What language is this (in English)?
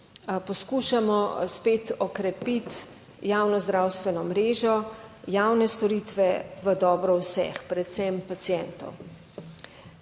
Slovenian